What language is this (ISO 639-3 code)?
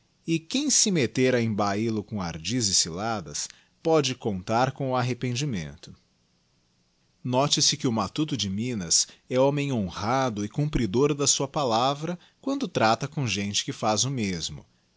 por